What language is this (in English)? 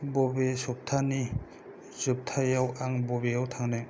Bodo